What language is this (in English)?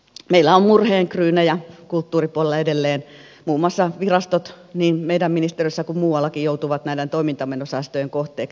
Finnish